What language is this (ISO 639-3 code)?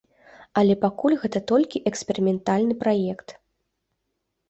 bel